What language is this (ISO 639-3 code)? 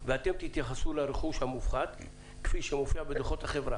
heb